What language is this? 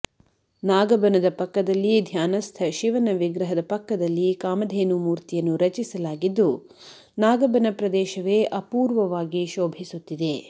Kannada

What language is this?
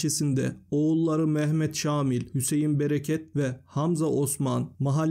Turkish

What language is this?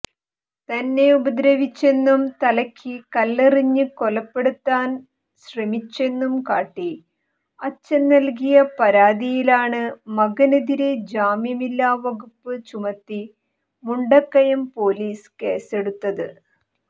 Malayalam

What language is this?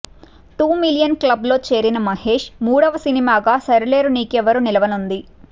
Telugu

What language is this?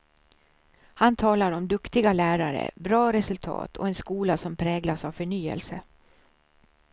Swedish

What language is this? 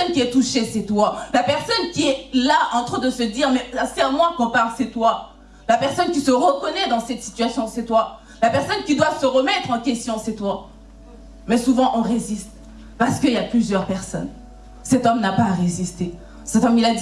French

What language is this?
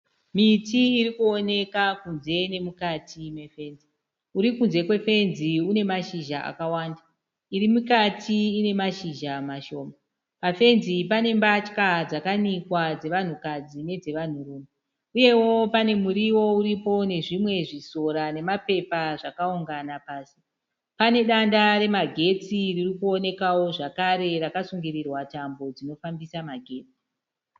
Shona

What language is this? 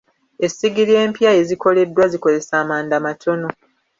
Ganda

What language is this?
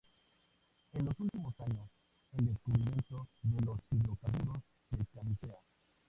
Spanish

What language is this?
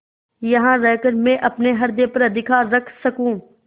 Hindi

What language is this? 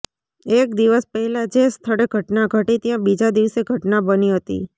Gujarati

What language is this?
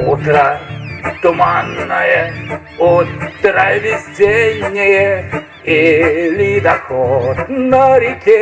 Russian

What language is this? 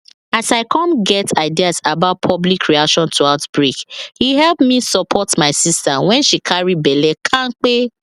Nigerian Pidgin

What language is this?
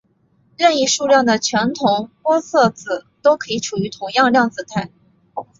Chinese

